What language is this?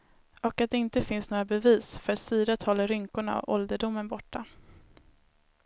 Swedish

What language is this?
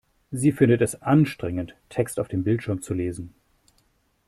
German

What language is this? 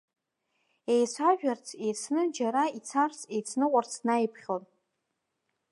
Abkhazian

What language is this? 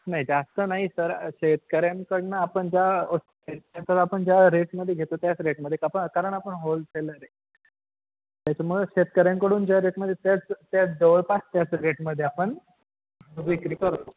Marathi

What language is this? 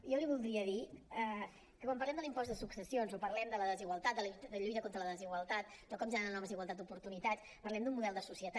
Catalan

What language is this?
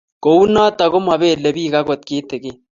Kalenjin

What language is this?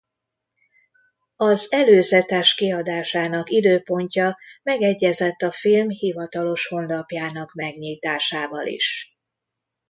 Hungarian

